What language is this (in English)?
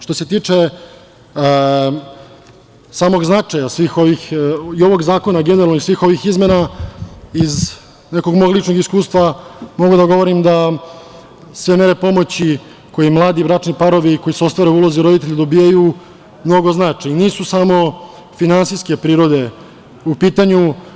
Serbian